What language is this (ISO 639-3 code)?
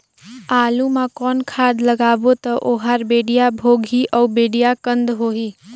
hne